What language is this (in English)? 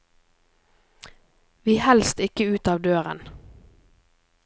Norwegian